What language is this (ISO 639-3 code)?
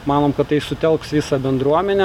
lit